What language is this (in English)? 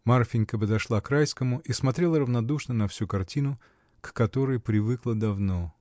Russian